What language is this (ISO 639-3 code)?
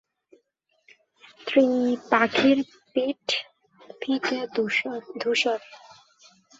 ben